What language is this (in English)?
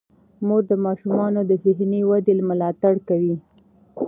Pashto